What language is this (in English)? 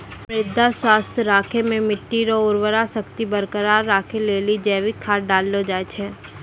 Maithili